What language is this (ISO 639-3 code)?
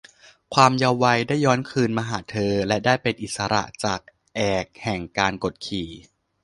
tha